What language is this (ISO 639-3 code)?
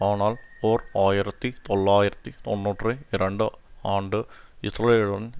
tam